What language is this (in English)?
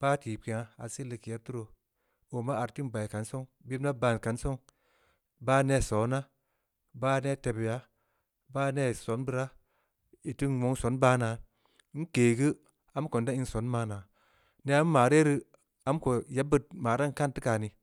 Samba Leko